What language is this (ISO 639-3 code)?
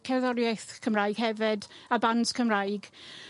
cym